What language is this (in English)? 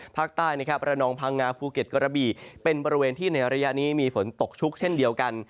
Thai